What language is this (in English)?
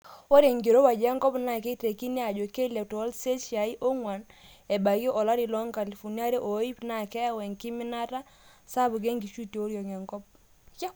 Masai